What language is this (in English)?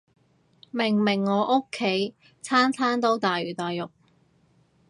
Cantonese